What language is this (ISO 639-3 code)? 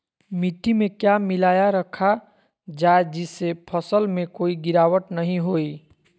mag